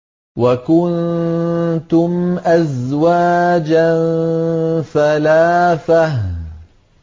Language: Arabic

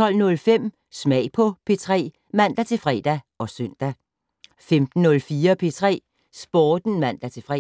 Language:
Danish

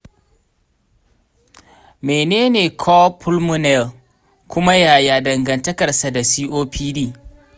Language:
Hausa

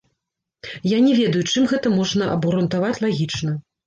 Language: Belarusian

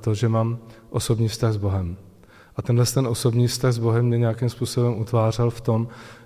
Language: Czech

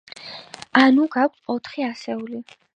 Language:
Georgian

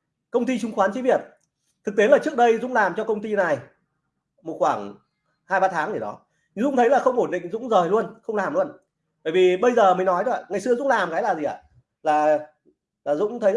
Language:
Vietnamese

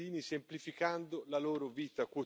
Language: Polish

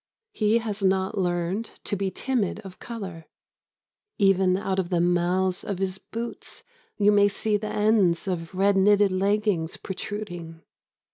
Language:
English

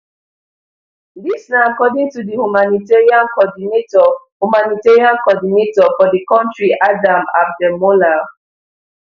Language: Nigerian Pidgin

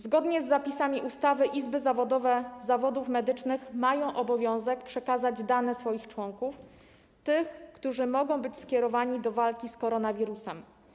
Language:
Polish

